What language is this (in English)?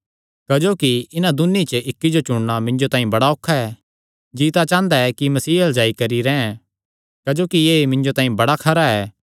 Kangri